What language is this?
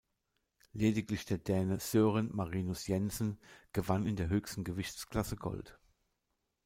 German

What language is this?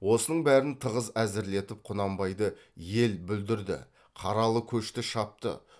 Kazakh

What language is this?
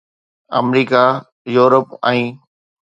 Sindhi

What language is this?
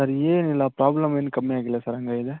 Kannada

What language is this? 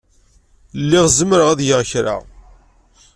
Kabyle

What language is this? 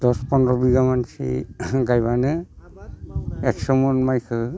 Bodo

